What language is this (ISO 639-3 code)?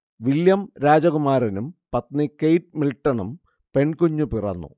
mal